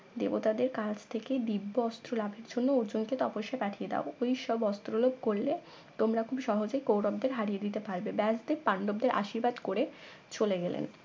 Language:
Bangla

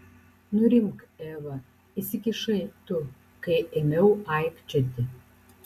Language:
Lithuanian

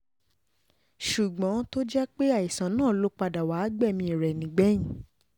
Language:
Yoruba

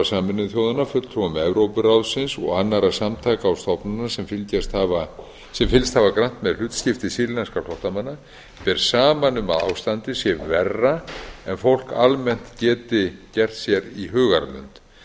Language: Icelandic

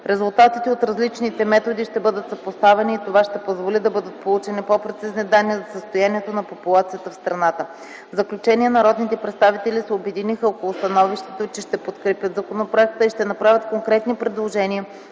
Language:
Bulgarian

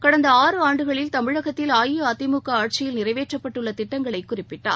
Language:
Tamil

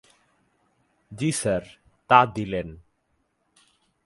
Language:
Bangla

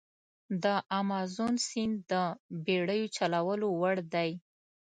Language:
Pashto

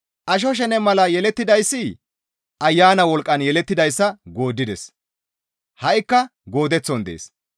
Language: Gamo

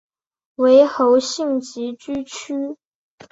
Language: Chinese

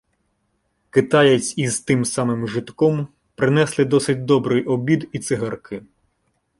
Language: Ukrainian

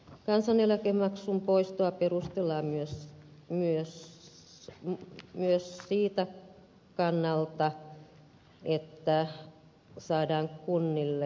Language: Finnish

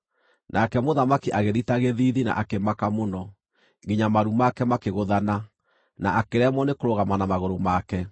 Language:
Kikuyu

